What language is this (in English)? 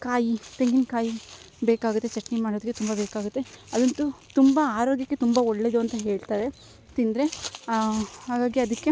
Kannada